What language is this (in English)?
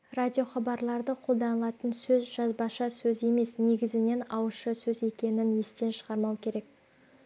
Kazakh